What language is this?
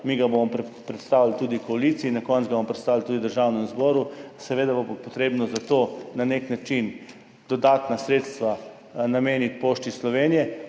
Slovenian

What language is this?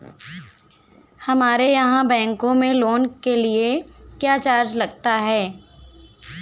Hindi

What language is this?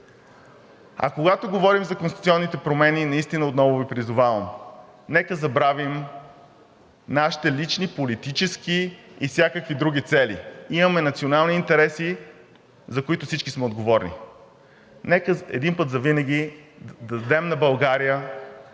Bulgarian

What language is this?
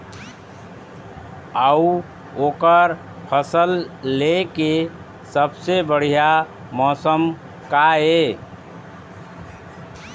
Chhattisgarhi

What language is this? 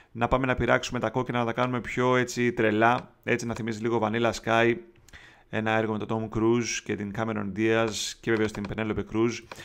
Greek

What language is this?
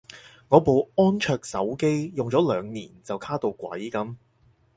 Cantonese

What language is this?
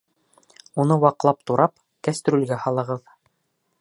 Bashkir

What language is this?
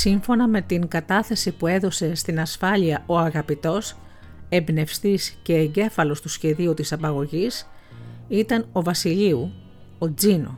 Greek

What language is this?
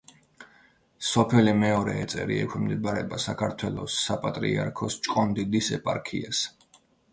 Georgian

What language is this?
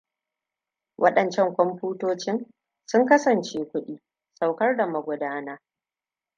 Hausa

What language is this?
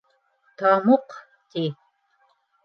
Bashkir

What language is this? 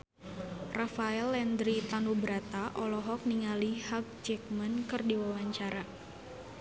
Sundanese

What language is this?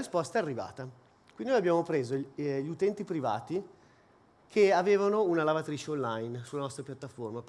Italian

